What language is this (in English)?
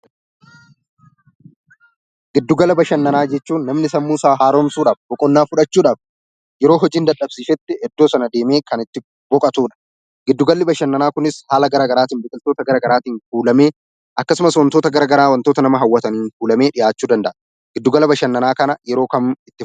Oromo